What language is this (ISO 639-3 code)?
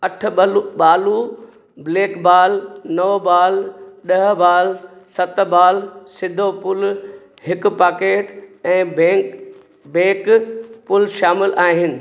snd